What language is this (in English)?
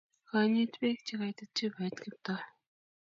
Kalenjin